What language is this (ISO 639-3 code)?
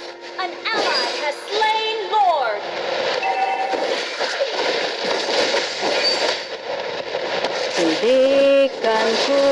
ind